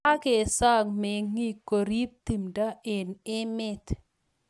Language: Kalenjin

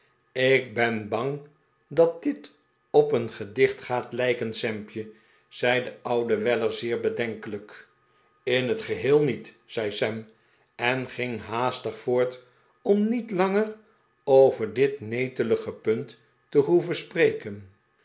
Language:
Dutch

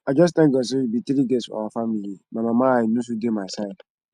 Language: Nigerian Pidgin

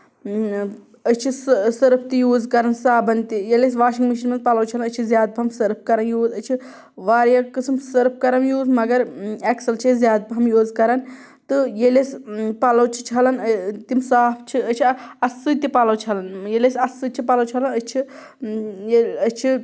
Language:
Kashmiri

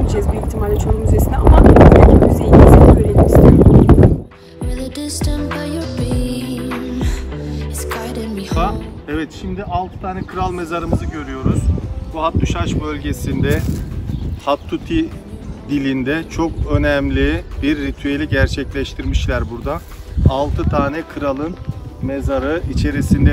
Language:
Turkish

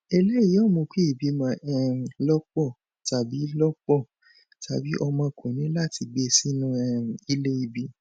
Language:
Yoruba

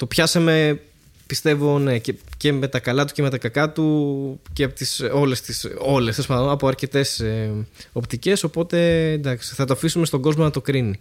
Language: Greek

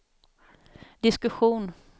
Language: Swedish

